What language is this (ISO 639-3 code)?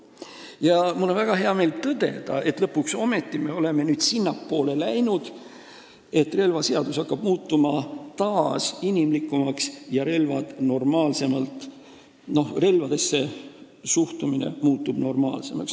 est